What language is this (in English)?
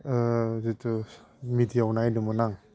Bodo